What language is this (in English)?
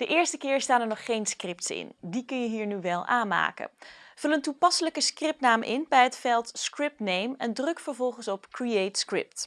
Dutch